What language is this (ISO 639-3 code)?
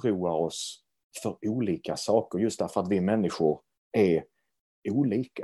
swe